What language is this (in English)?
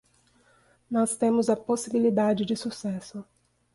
Portuguese